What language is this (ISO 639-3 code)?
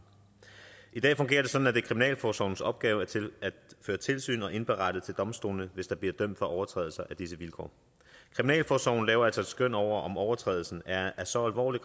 dan